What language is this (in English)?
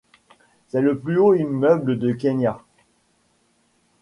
French